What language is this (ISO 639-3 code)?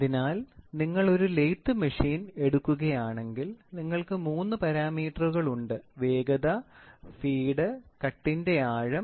mal